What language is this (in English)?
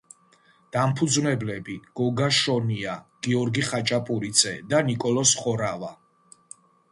Georgian